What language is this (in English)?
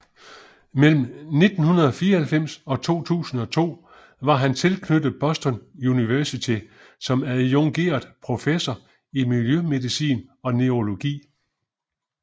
Danish